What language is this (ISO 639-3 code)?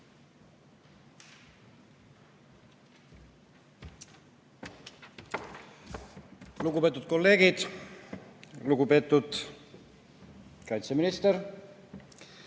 est